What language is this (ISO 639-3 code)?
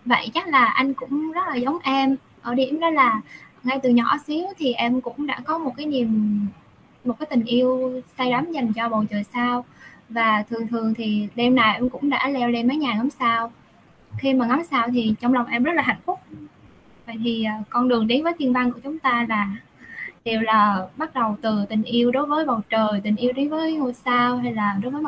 vie